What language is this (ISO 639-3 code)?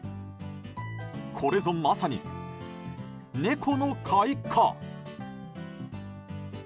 jpn